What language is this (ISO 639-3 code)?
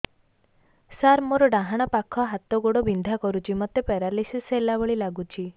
ori